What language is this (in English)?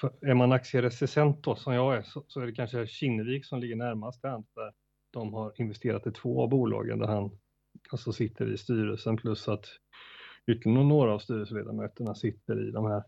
Swedish